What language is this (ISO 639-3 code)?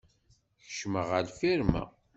kab